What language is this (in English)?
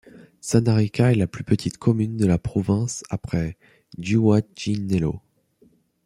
French